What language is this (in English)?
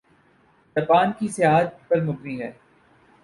Urdu